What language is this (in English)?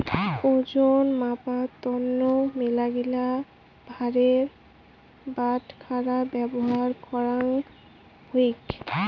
Bangla